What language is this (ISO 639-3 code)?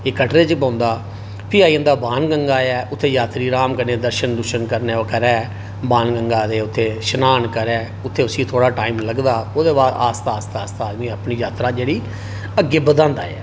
doi